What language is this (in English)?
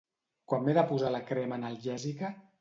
Catalan